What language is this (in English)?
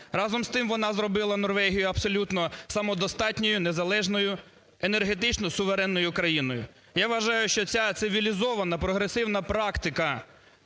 Ukrainian